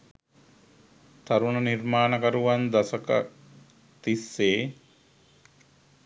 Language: Sinhala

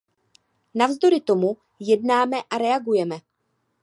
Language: Czech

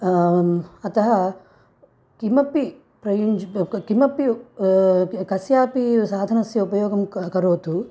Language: Sanskrit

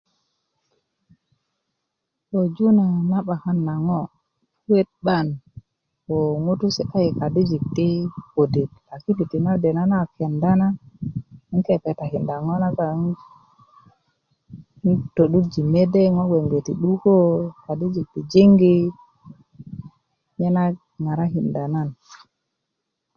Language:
Kuku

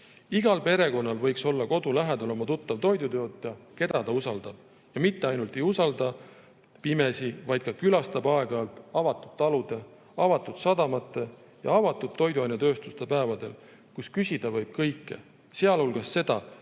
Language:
Estonian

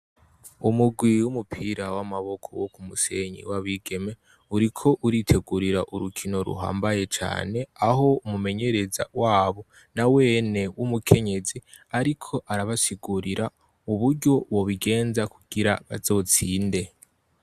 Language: Rundi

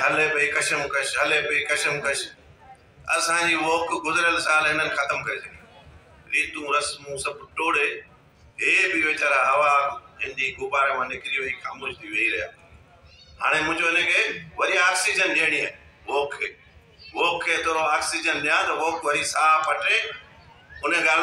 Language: Hindi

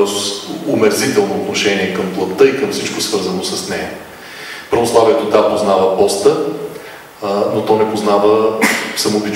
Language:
Bulgarian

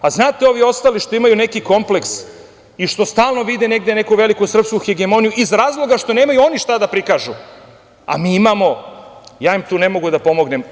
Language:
Serbian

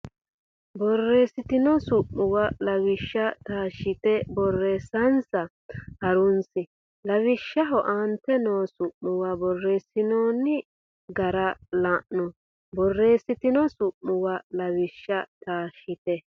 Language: Sidamo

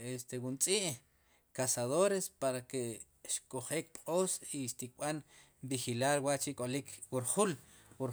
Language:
Sipacapense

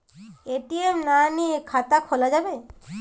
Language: Bangla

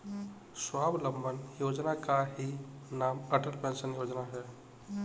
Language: Hindi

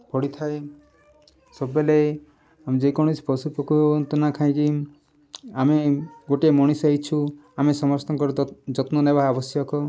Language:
Odia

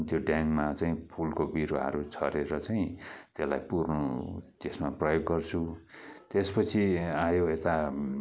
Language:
Nepali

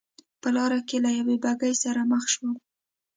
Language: Pashto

